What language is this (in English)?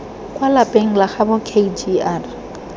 Tswana